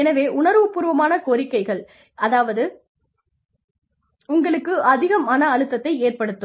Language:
Tamil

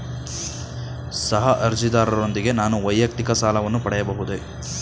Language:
Kannada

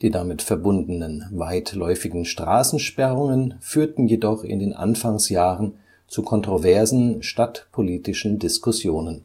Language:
German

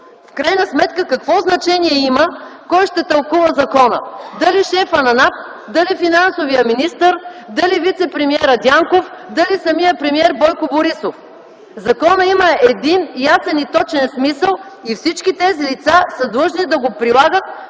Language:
Bulgarian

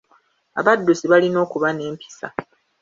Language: Ganda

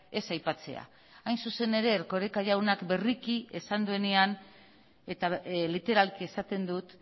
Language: Basque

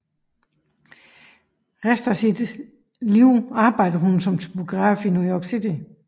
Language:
Danish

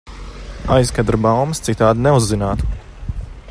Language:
Latvian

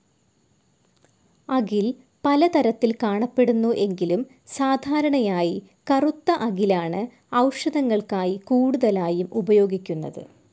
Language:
Malayalam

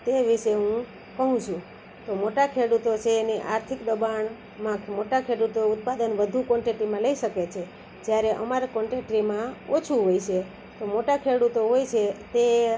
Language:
Gujarati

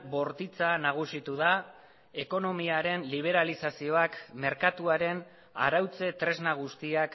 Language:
Basque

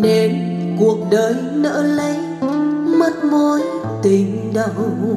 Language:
Vietnamese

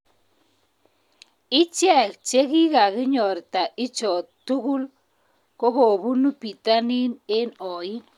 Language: Kalenjin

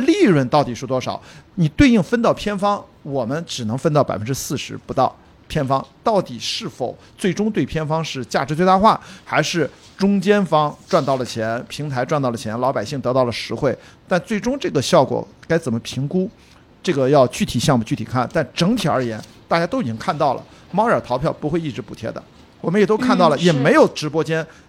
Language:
Chinese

